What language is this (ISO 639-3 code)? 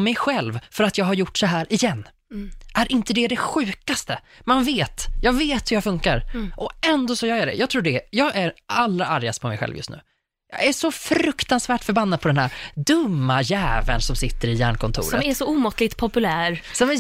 swe